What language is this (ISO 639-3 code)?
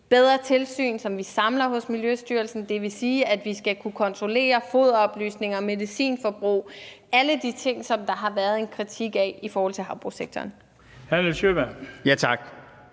dan